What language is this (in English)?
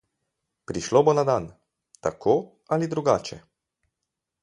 Slovenian